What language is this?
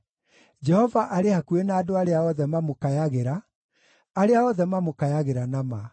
Kikuyu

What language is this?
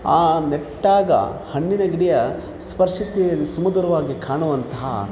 Kannada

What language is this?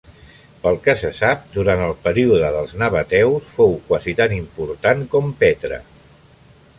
Catalan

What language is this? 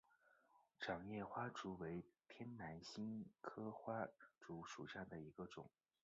Chinese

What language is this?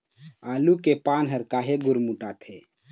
Chhattisgarhi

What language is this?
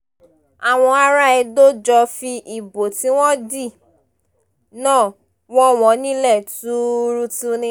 Yoruba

